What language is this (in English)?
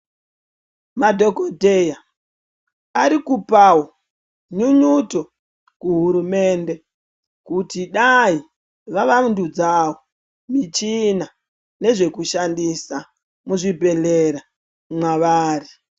Ndau